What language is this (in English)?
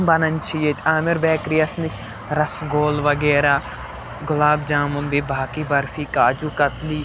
Kashmiri